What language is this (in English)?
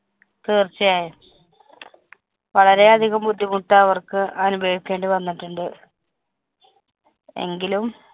Malayalam